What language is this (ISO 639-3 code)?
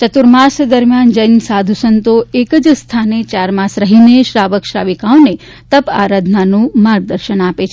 guj